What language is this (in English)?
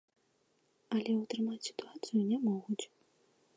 Belarusian